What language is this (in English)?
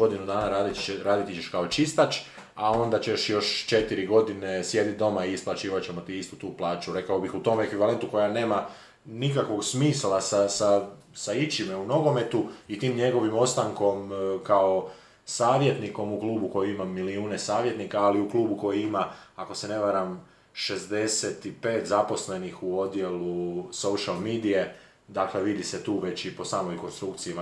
Croatian